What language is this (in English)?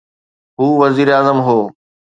Sindhi